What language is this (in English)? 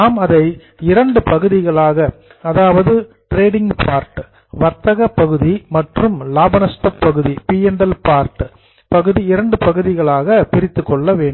Tamil